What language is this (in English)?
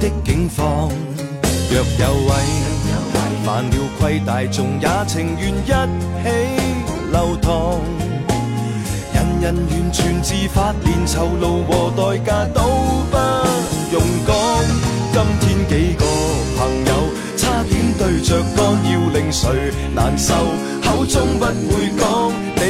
Chinese